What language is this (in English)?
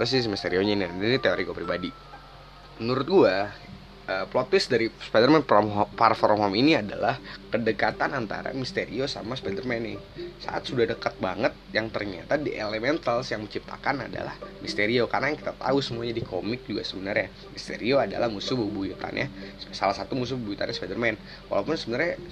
Indonesian